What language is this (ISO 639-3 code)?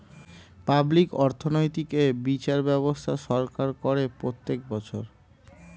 ben